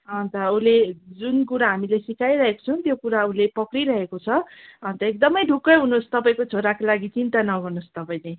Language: Nepali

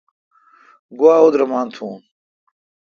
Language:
Kalkoti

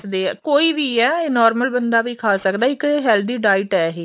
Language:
Punjabi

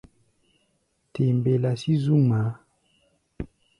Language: Gbaya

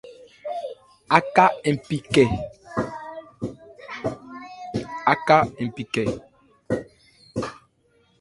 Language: Ebrié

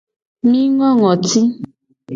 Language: Gen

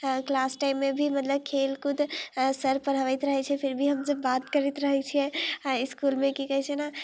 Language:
Maithili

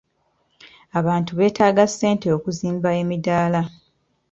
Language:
Ganda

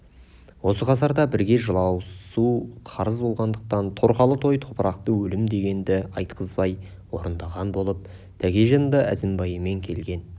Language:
Kazakh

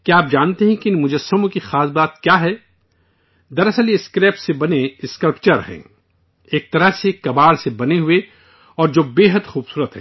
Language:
Urdu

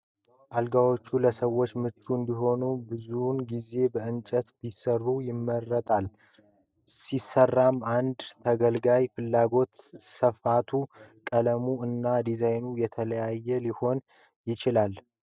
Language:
Amharic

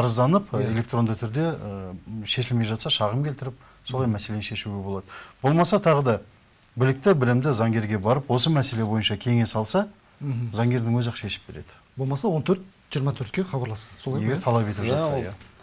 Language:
Turkish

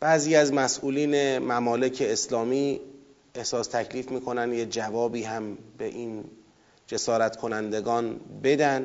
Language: Persian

